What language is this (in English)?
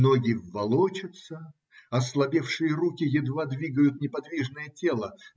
Russian